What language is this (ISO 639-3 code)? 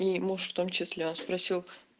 rus